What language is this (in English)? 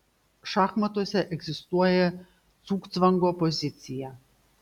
Lithuanian